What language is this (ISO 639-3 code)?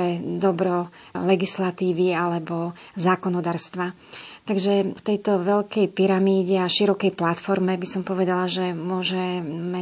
slk